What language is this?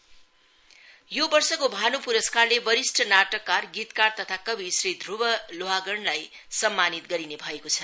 Nepali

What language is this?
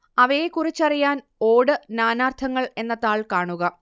Malayalam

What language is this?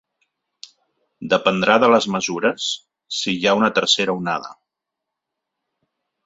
Catalan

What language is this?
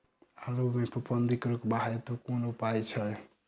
Maithili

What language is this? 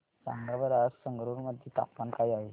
Marathi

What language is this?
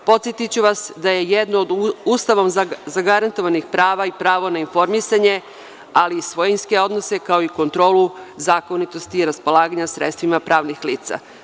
Serbian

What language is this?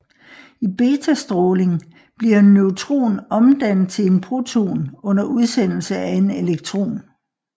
Danish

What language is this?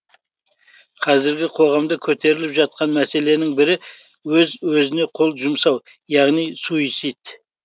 Kazakh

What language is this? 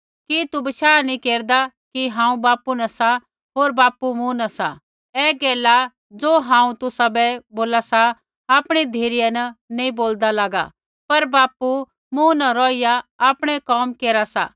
Kullu Pahari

